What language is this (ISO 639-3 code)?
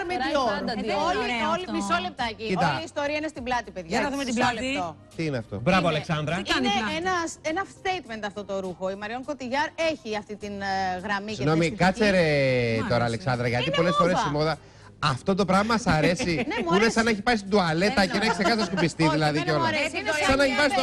ell